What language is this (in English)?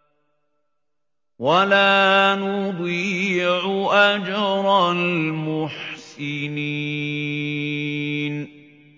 Arabic